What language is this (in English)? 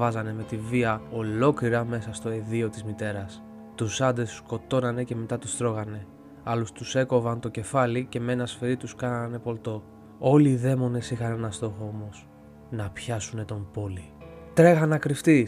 Greek